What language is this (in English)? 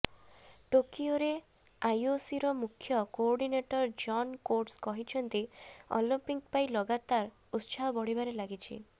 Odia